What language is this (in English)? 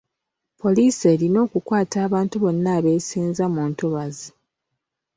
Ganda